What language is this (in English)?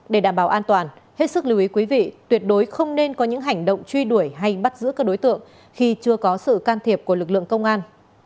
Vietnamese